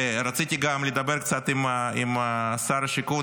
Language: Hebrew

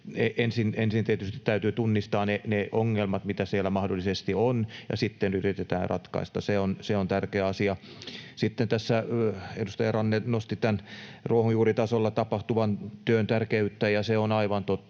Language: Finnish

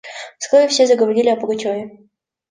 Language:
Russian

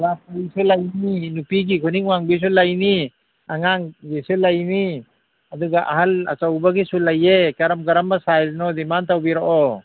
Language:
Manipuri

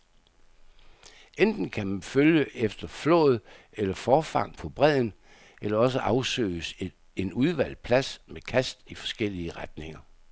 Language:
Danish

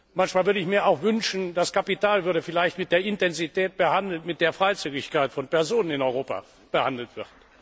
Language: German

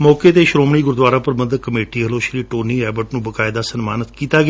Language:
Punjabi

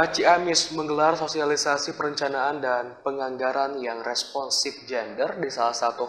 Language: Indonesian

